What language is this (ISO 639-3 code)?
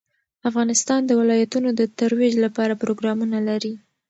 pus